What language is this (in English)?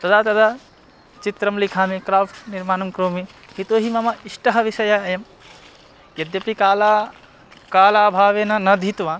Sanskrit